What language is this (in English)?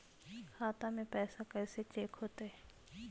Magahi